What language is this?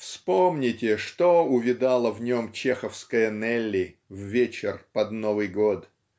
Russian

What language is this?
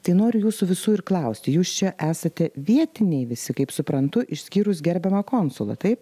Lithuanian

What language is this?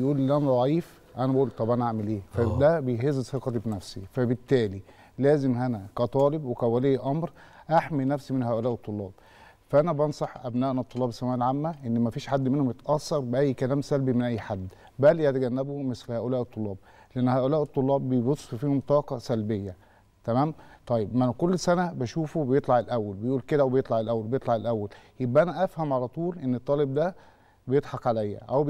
Arabic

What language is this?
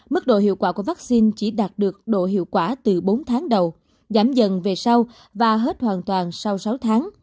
Vietnamese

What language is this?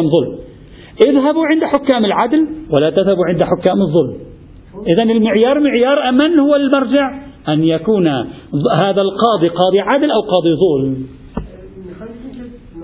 Arabic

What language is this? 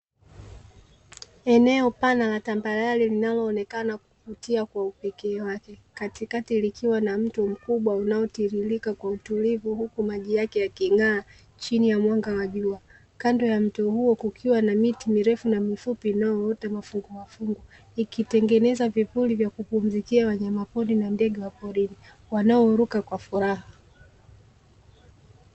Swahili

